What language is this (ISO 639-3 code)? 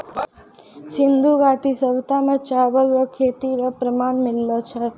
mai